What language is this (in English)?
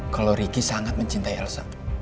Indonesian